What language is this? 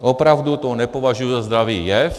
Czech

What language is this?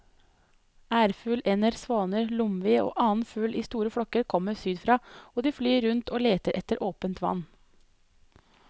Norwegian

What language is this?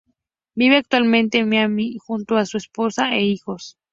Spanish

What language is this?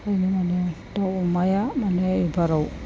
Bodo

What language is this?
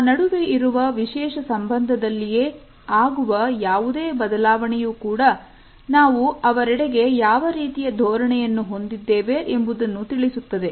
Kannada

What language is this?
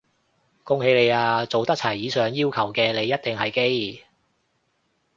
Cantonese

